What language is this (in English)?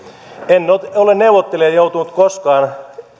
Finnish